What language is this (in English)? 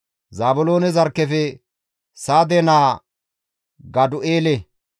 Gamo